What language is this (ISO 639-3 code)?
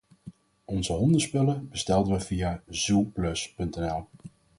nld